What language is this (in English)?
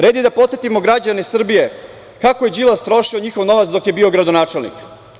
Serbian